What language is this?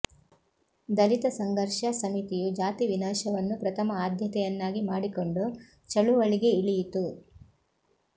Kannada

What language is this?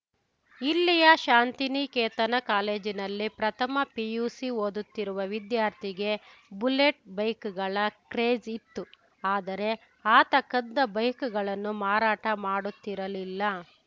Kannada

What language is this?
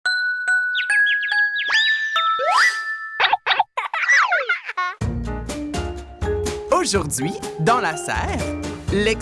French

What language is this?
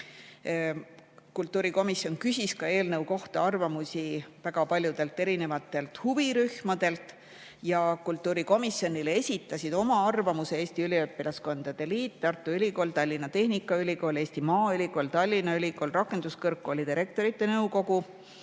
Estonian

